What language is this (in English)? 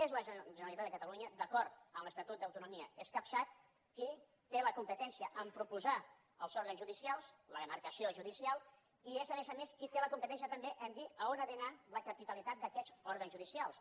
Catalan